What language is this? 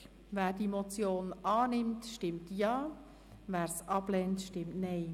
Swiss German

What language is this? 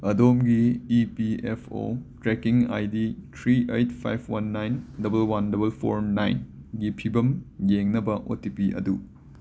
Manipuri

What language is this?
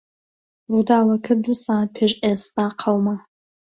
Central Kurdish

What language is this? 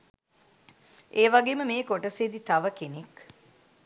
Sinhala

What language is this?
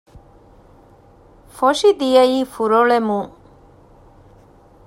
Divehi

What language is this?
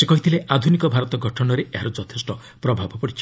Odia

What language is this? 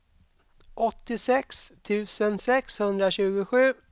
Swedish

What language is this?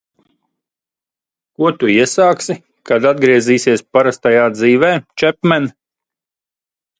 Latvian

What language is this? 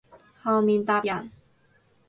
Cantonese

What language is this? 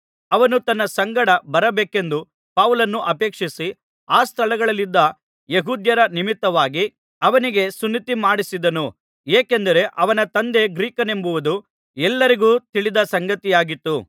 Kannada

